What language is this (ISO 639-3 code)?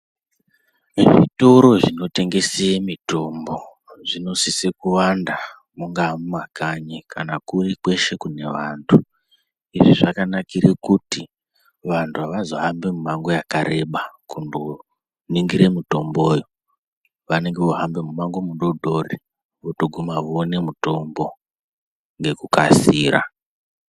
ndc